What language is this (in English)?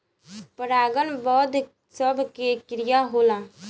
Bhojpuri